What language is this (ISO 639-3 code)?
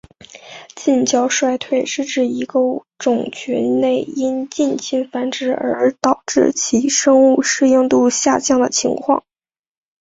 zho